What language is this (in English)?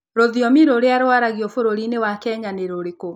Kikuyu